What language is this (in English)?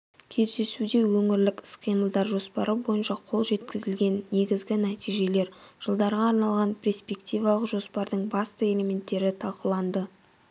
Kazakh